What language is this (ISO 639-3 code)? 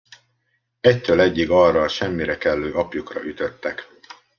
hun